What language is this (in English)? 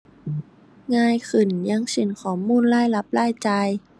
Thai